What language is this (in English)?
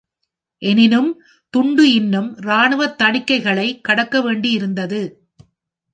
Tamil